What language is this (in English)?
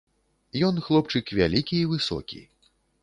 Belarusian